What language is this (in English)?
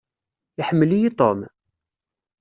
Kabyle